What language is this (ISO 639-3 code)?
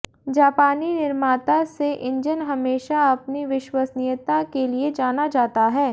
hin